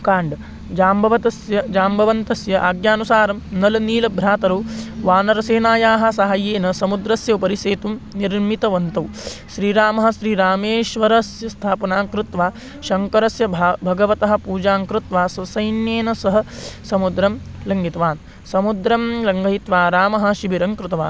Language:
Sanskrit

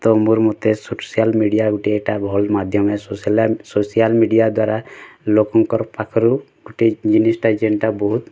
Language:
Odia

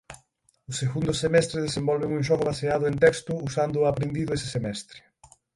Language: Galician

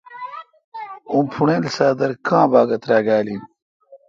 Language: Kalkoti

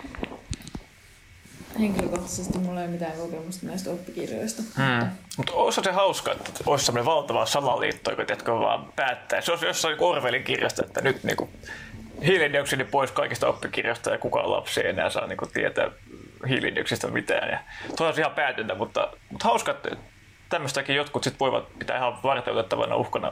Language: Finnish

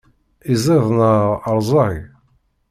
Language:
Kabyle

